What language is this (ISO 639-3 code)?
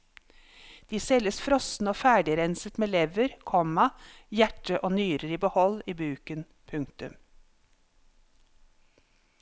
nor